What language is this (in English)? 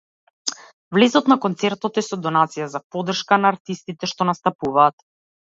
Macedonian